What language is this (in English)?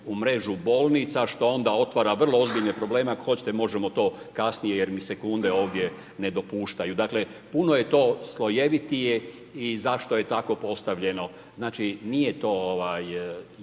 Croatian